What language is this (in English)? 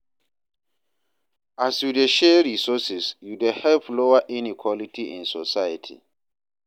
Nigerian Pidgin